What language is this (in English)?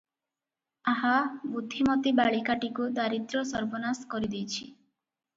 Odia